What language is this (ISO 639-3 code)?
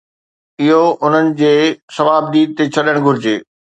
snd